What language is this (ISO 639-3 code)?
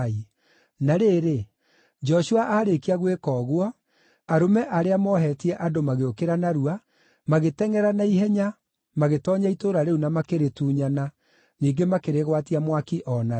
kik